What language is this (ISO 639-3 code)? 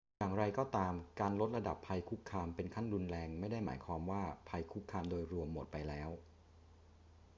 tha